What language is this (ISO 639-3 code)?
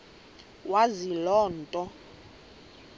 xho